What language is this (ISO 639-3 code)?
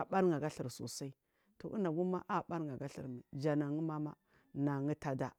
mfm